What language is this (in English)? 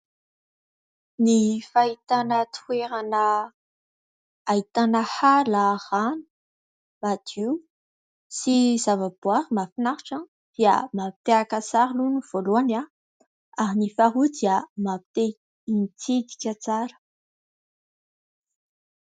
Malagasy